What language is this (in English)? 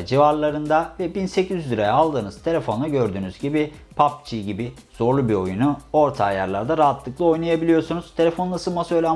Turkish